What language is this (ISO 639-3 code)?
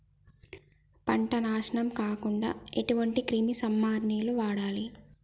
tel